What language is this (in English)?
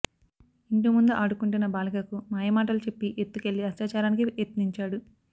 Telugu